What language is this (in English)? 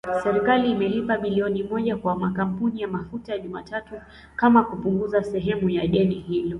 Swahili